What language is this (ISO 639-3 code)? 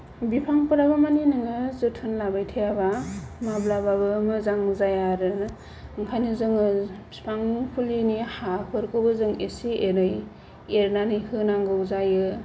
brx